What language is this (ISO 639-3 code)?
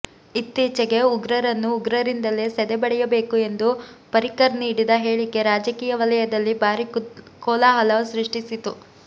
kan